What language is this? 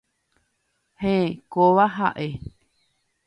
Guarani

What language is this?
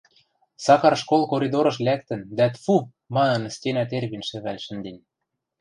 Western Mari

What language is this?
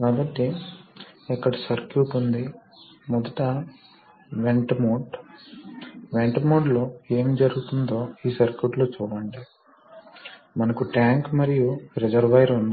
Telugu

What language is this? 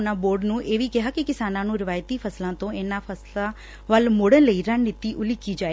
Punjabi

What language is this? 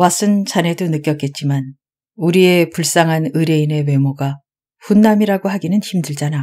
Korean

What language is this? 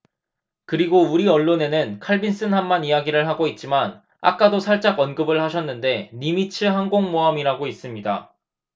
Korean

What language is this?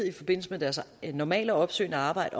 Danish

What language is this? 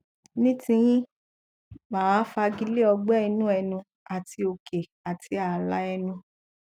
Yoruba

